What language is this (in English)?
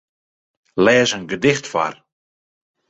Western Frisian